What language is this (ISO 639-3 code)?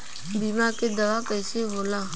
bho